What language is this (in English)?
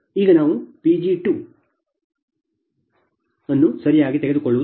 Kannada